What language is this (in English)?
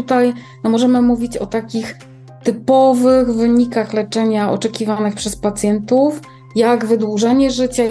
Polish